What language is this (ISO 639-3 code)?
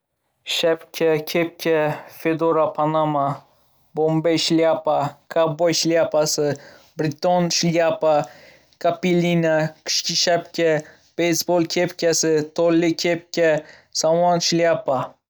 uzb